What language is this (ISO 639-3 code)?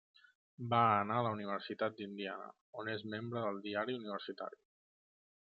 cat